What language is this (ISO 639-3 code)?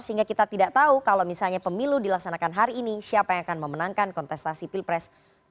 ind